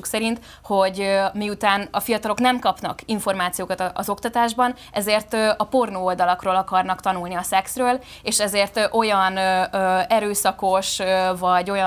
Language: Hungarian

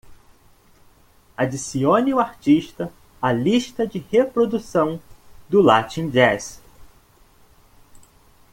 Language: Portuguese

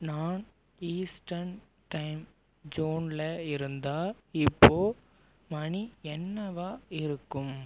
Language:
Tamil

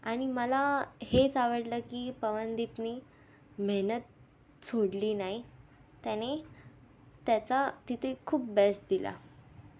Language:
Marathi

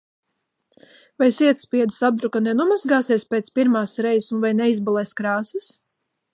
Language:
Latvian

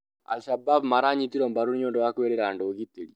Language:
Kikuyu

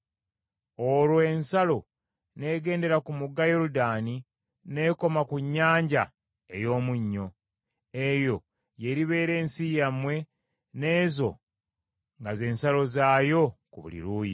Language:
Ganda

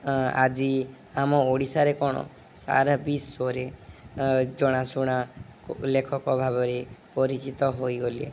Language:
Odia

